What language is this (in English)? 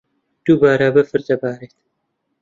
Central Kurdish